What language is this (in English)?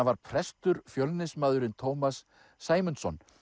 Icelandic